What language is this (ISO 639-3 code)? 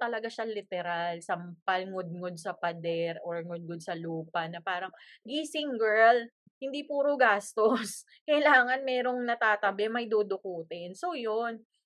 fil